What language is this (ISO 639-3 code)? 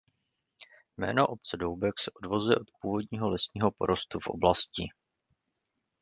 ces